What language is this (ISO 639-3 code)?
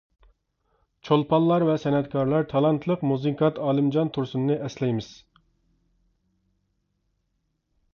uig